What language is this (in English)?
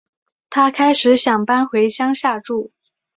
Chinese